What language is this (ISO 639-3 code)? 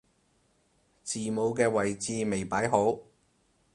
yue